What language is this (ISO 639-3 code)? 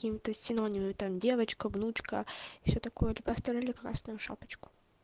rus